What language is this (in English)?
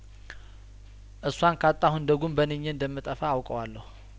Amharic